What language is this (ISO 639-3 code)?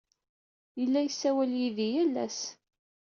kab